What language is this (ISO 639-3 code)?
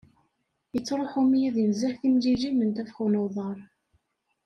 kab